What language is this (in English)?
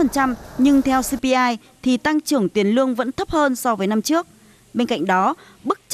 Vietnamese